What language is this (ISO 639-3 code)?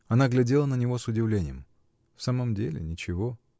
rus